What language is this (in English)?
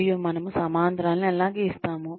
Telugu